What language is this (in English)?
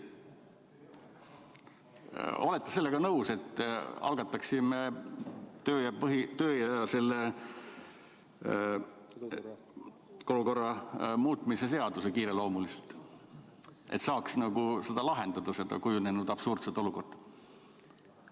Estonian